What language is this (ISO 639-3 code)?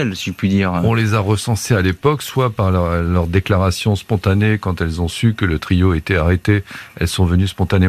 fra